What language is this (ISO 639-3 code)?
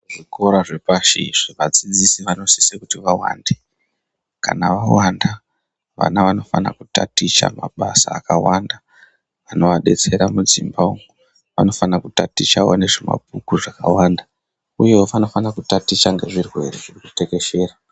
ndc